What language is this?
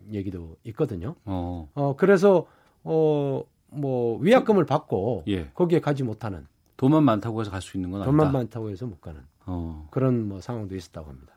Korean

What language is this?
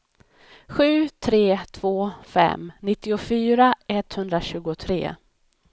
Swedish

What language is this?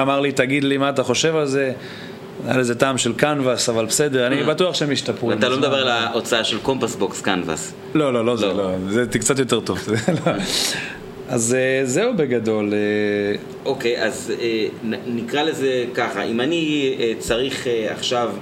Hebrew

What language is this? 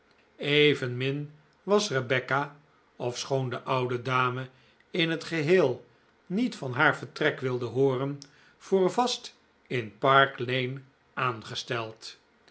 Dutch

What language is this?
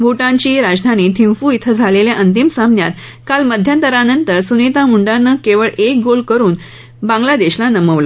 Marathi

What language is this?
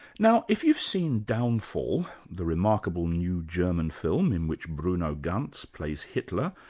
English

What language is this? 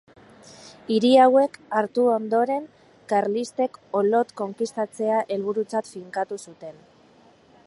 Basque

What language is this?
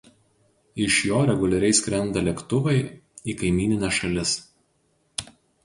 Lithuanian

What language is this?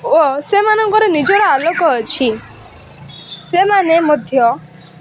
Odia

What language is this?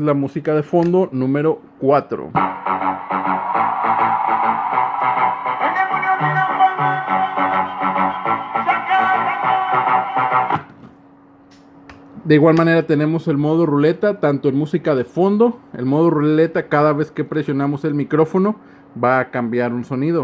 Spanish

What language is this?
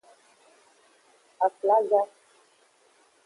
Aja (Benin)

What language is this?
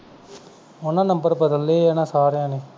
Punjabi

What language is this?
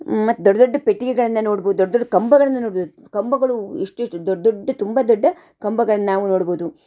Kannada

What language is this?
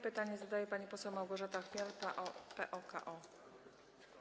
Polish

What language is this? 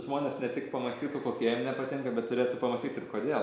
Lithuanian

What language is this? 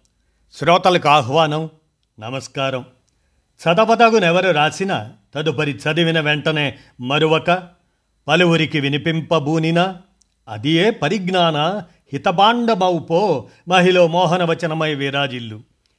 Telugu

